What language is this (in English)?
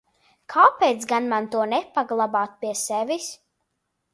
Latvian